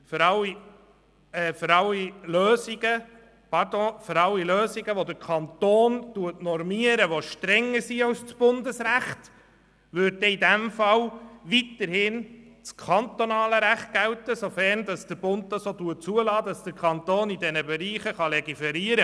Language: Swiss German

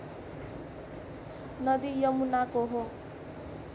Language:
Nepali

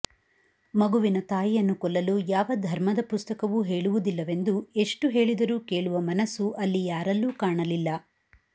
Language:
Kannada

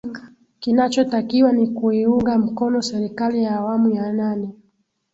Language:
Swahili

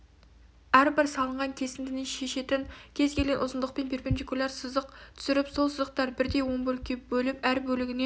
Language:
Kazakh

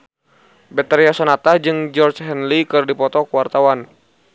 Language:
Sundanese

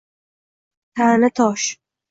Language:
Uzbek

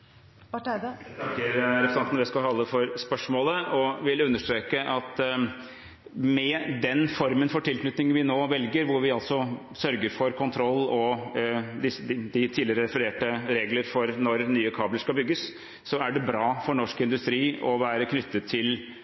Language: Norwegian Bokmål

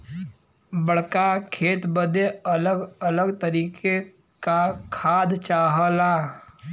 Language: Bhojpuri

